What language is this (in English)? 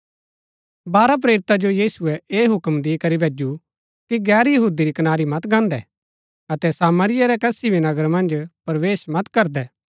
Gaddi